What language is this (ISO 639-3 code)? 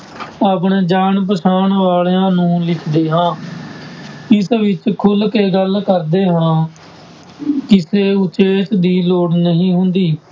pan